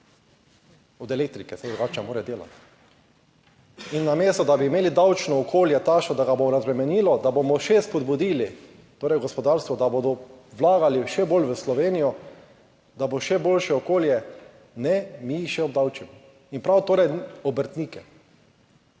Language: Slovenian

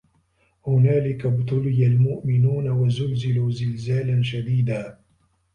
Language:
Arabic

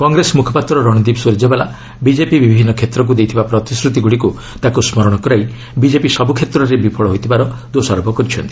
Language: Odia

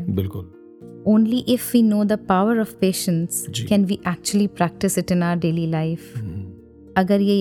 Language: Hindi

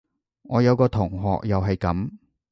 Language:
Cantonese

